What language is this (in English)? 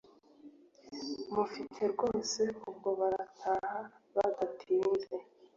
Kinyarwanda